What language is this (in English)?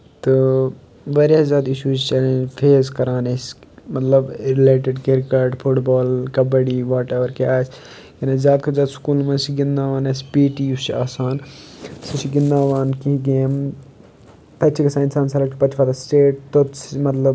Kashmiri